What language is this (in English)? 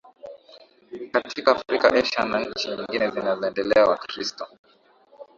Swahili